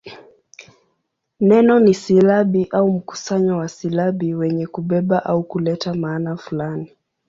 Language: Swahili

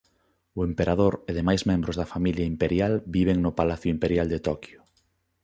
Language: Galician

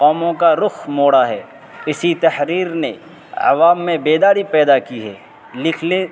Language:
Urdu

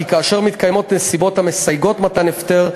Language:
Hebrew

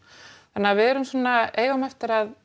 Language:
Icelandic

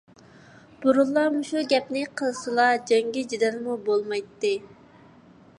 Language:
Uyghur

